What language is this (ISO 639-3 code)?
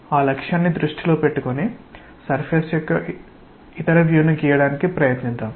tel